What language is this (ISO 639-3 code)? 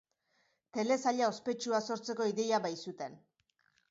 eus